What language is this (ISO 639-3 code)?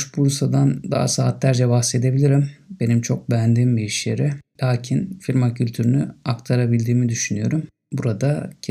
tur